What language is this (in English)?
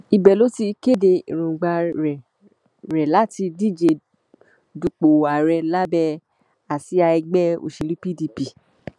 Yoruba